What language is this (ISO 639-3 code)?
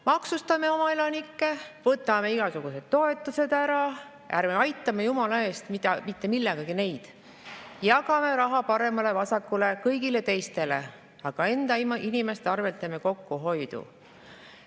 est